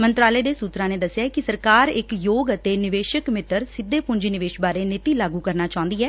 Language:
Punjabi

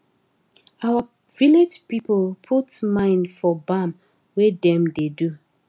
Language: Nigerian Pidgin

